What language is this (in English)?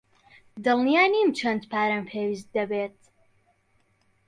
Central Kurdish